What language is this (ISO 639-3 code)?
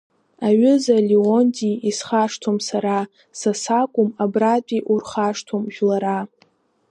abk